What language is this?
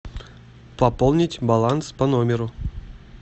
Russian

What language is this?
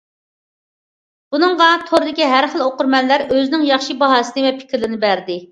Uyghur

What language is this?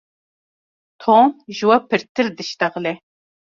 Kurdish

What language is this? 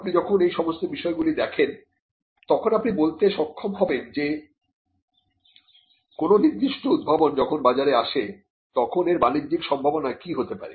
Bangla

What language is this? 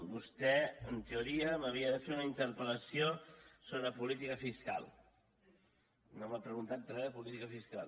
Catalan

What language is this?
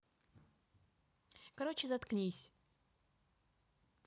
Russian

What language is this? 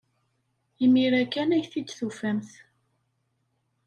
Kabyle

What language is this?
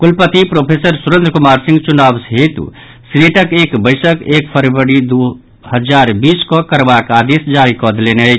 Maithili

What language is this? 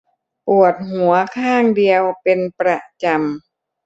Thai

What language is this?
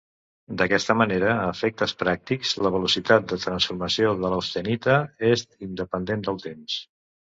Catalan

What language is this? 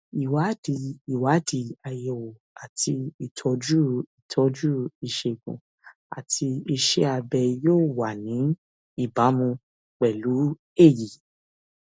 Yoruba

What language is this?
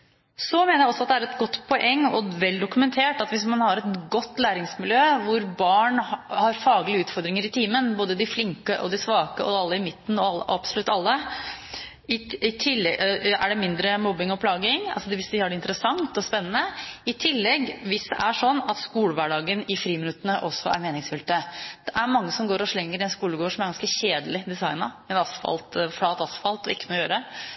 Norwegian Bokmål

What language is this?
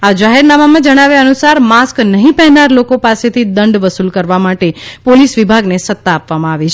Gujarati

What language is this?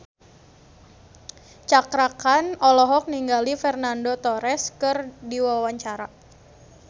Sundanese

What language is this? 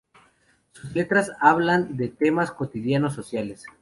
Spanish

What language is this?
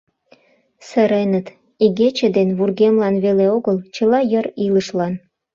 Mari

